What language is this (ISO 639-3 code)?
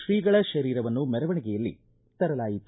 kan